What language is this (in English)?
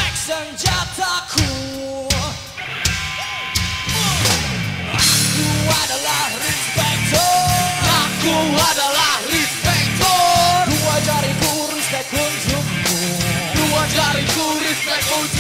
Indonesian